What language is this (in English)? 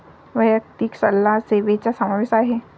Marathi